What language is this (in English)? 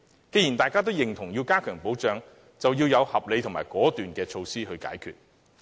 Cantonese